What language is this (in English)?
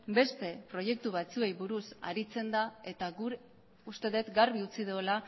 Basque